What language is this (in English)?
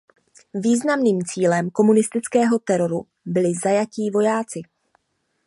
Czech